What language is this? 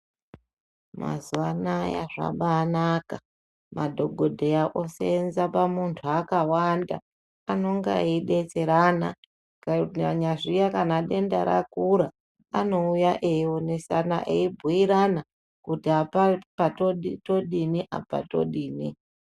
Ndau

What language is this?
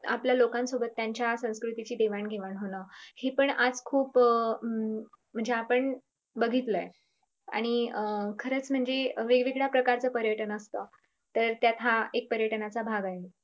Marathi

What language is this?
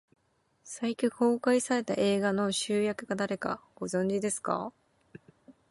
Japanese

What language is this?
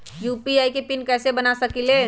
Magahi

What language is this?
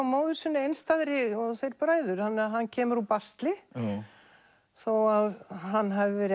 Icelandic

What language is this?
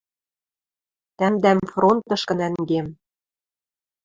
Western Mari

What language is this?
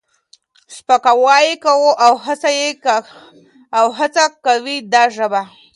Pashto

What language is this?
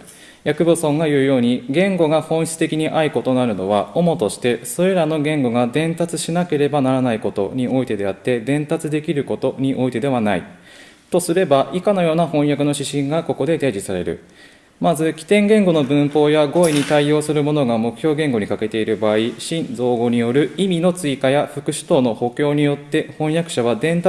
Japanese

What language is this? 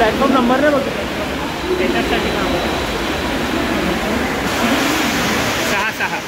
Hindi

